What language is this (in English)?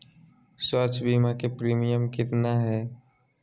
Magahi